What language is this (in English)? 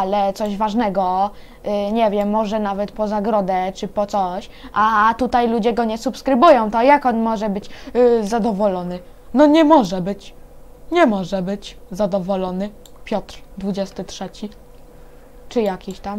Polish